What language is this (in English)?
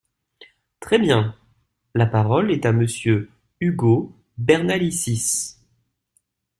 French